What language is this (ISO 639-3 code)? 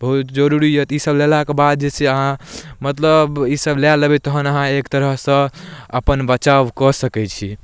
mai